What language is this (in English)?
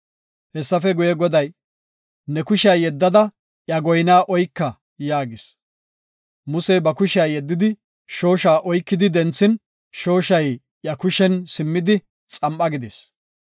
Gofa